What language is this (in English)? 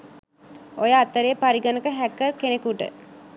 Sinhala